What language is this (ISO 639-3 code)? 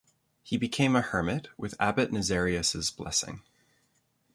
eng